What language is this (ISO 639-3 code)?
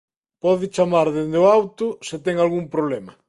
glg